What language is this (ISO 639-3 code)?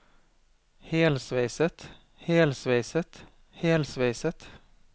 nor